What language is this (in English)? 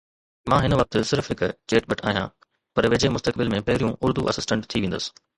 Sindhi